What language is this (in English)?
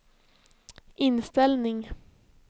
Swedish